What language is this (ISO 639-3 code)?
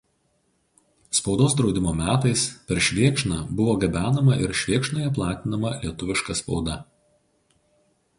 lit